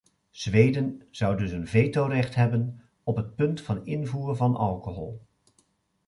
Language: Dutch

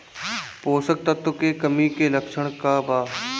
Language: Bhojpuri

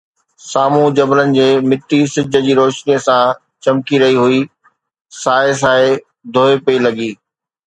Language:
Sindhi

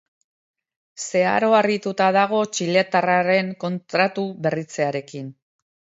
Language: Basque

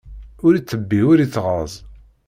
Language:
Kabyle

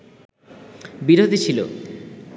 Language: Bangla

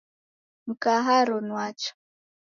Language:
Taita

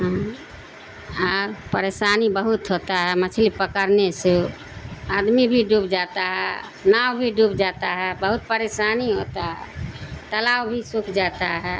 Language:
Urdu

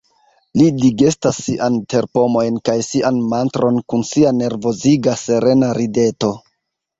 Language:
Esperanto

